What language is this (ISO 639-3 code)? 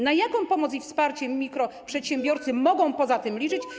pol